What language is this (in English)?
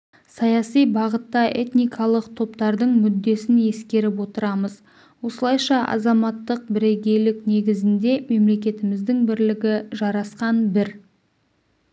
Kazakh